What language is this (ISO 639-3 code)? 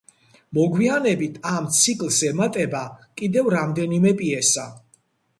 kat